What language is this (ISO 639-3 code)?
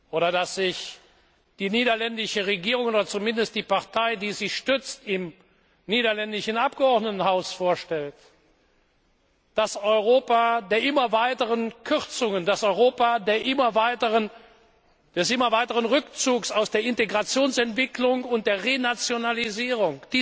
deu